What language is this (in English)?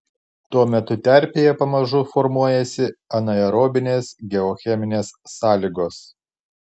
Lithuanian